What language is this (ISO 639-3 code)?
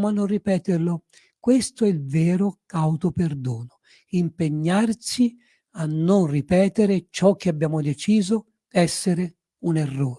ita